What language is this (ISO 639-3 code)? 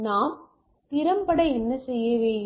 tam